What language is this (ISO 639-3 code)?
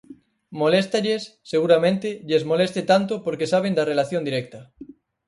glg